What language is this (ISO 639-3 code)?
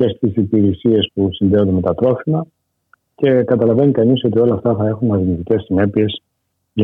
ell